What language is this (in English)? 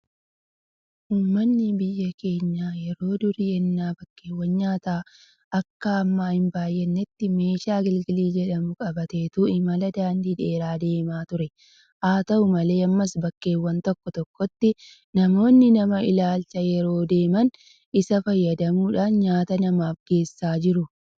Oromo